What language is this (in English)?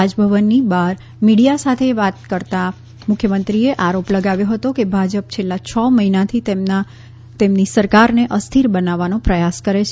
Gujarati